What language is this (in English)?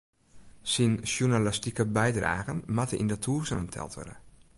Western Frisian